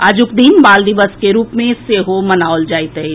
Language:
Maithili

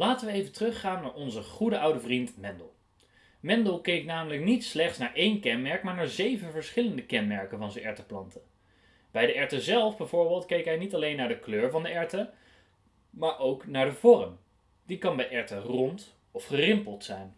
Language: Dutch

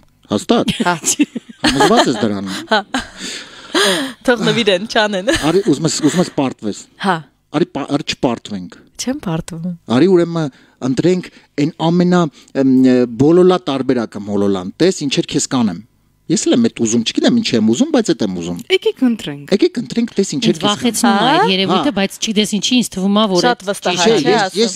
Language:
Romanian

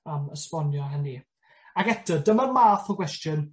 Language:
Welsh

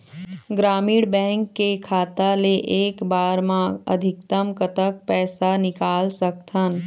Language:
Chhattisgarhi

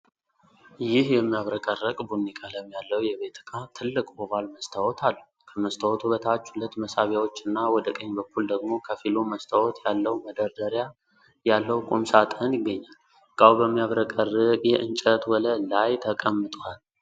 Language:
Amharic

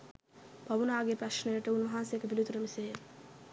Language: Sinhala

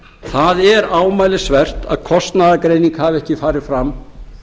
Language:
Icelandic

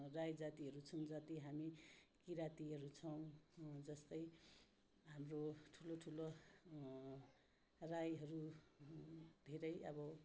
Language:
Nepali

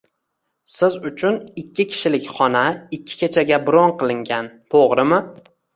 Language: Uzbek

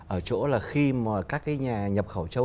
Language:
Vietnamese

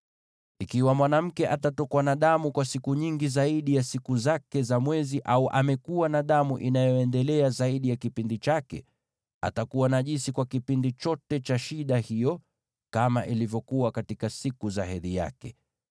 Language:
Swahili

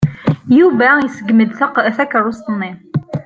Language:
Kabyle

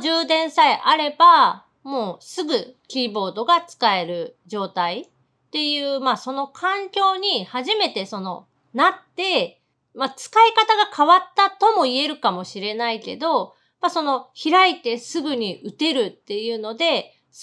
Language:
Japanese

